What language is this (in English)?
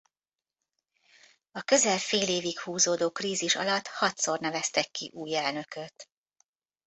Hungarian